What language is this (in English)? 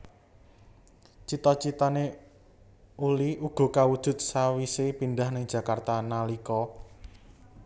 Javanese